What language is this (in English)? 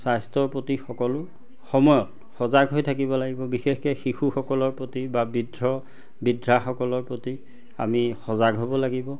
Assamese